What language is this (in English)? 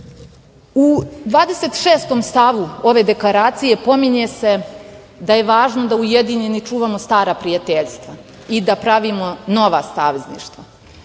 Serbian